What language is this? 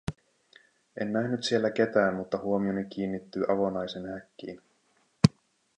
Finnish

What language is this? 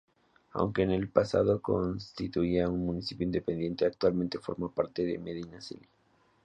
Spanish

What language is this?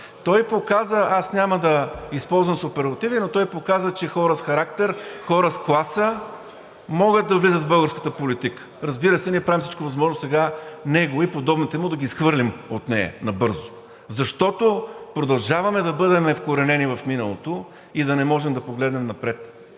Bulgarian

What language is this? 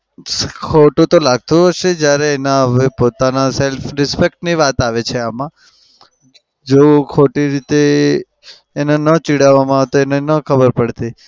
Gujarati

